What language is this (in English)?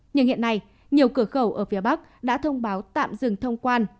Vietnamese